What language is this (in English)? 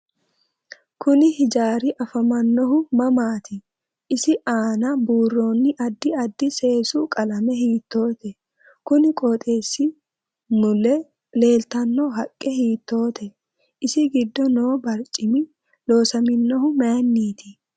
Sidamo